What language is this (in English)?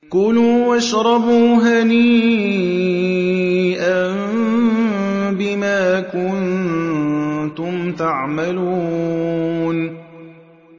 Arabic